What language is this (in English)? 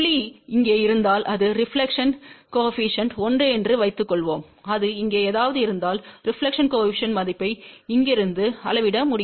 Tamil